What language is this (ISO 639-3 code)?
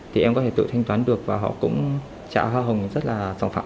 vie